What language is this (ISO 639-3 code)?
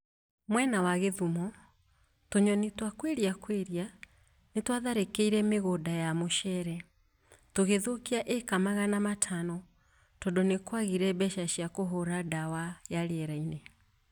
kik